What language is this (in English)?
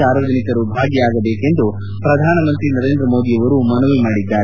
Kannada